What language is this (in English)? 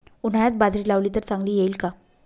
Marathi